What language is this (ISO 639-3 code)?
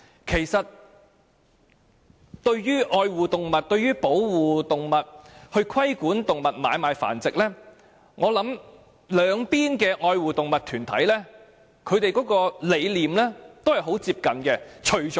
yue